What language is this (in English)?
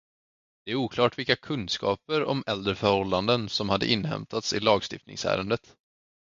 Swedish